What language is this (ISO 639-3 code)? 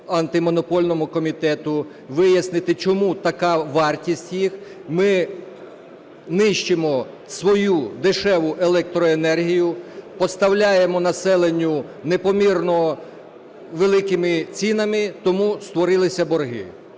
ukr